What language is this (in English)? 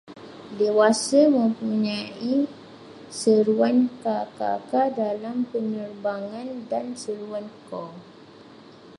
Malay